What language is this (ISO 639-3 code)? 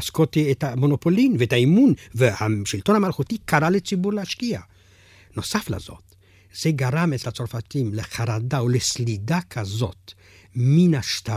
heb